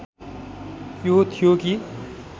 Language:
Nepali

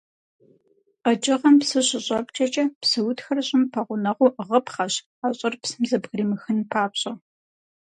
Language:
Kabardian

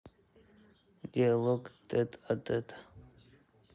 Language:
Russian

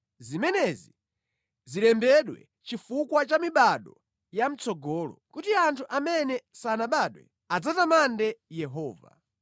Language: Nyanja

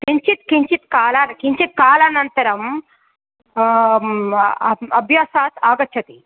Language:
Sanskrit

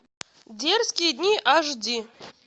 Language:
Russian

